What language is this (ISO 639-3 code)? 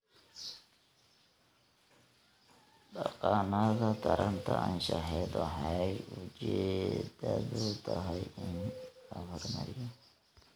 som